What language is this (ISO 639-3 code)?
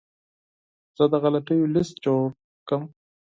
pus